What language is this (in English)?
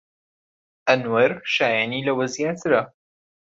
Central Kurdish